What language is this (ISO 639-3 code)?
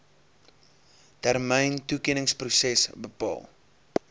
afr